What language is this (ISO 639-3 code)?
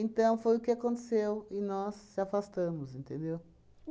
por